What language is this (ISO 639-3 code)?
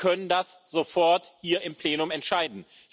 deu